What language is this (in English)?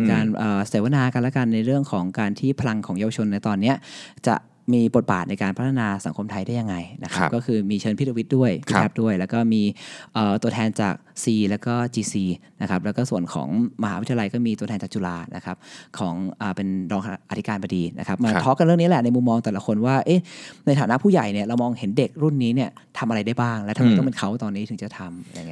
Thai